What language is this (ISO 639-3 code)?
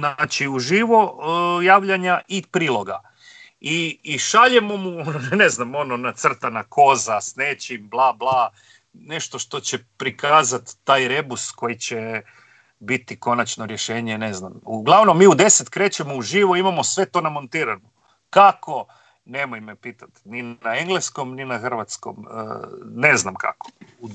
hrv